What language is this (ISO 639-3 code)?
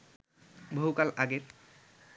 ben